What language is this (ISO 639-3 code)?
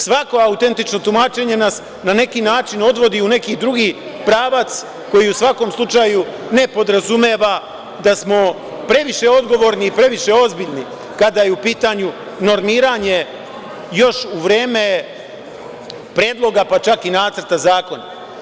srp